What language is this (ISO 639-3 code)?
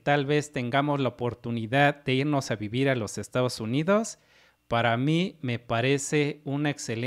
spa